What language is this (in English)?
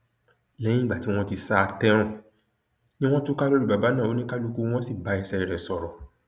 Yoruba